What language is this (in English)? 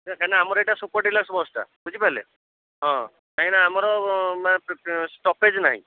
Odia